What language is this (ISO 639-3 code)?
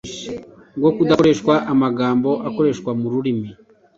kin